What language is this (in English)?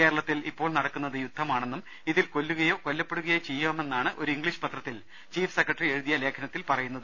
Malayalam